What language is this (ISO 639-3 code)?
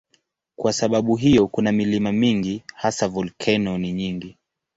swa